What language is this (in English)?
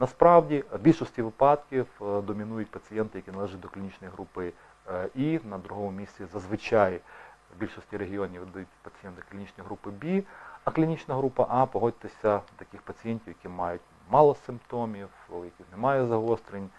Ukrainian